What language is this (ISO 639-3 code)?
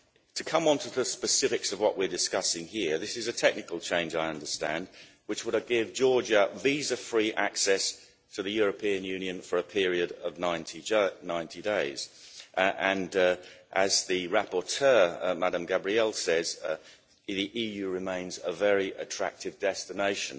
eng